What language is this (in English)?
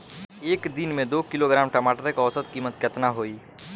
Bhojpuri